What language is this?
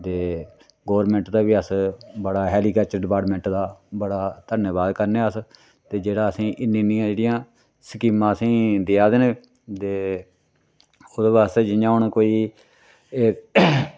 Dogri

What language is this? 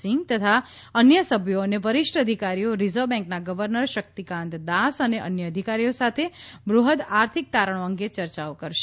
Gujarati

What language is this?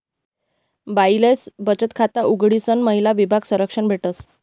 Marathi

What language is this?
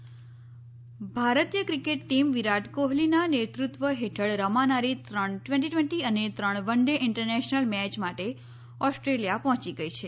Gujarati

